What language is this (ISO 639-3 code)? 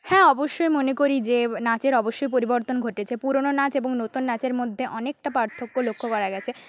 ben